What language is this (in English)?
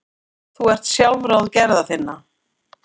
Icelandic